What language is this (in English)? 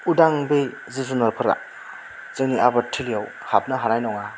Bodo